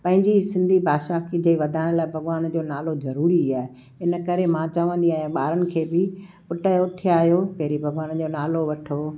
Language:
Sindhi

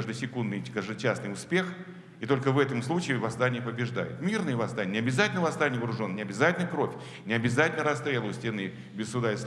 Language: Russian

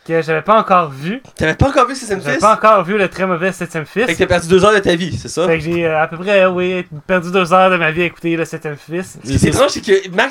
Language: French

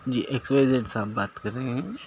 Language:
Urdu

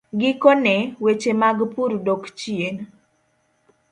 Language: Luo (Kenya and Tanzania)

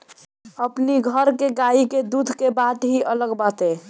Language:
Bhojpuri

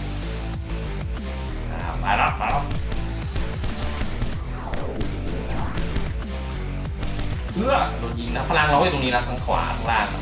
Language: Thai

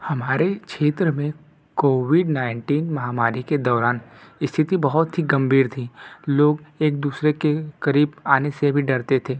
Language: Hindi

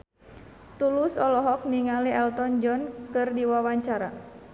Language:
Sundanese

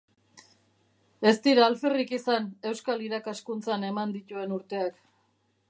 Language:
Basque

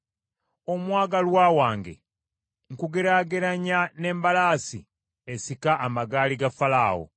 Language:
Ganda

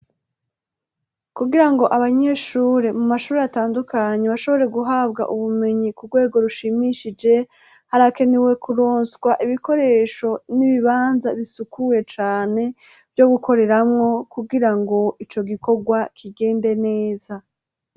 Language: Rundi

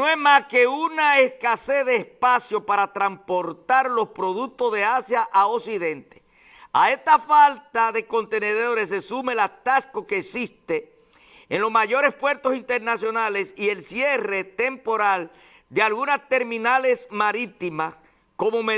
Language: Spanish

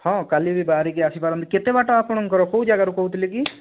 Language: Odia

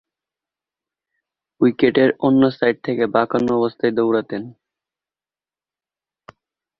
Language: Bangla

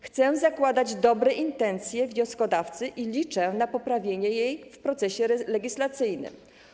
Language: Polish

